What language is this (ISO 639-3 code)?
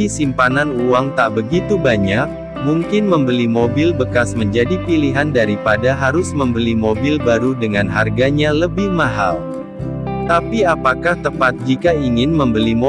ind